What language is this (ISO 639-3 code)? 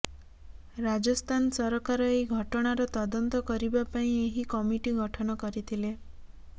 ori